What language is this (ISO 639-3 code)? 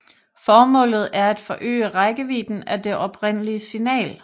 dan